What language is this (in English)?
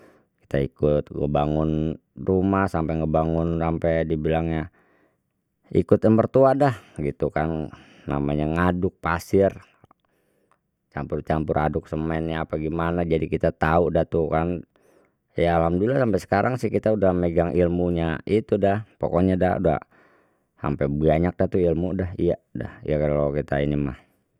Betawi